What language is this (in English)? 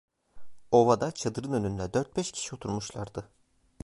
Turkish